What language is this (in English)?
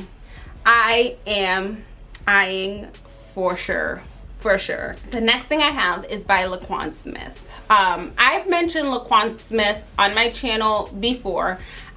English